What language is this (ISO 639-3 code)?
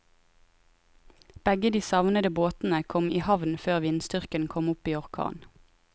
nor